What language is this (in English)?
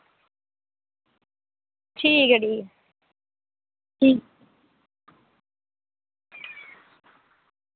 Dogri